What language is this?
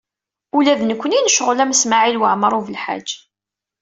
Kabyle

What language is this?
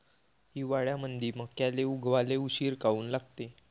Marathi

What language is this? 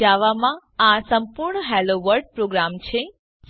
Gujarati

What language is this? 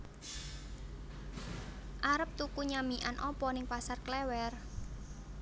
Javanese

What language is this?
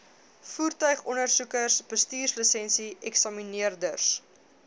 Afrikaans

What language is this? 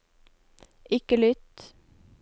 Norwegian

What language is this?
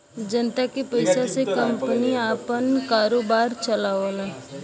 Bhojpuri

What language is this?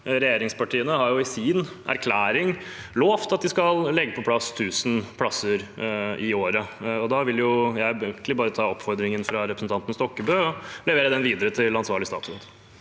Norwegian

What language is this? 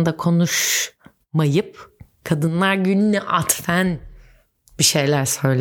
Turkish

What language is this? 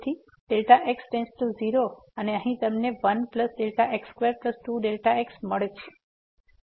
Gujarati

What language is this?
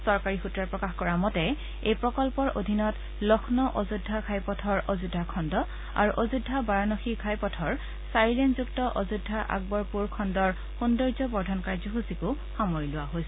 Assamese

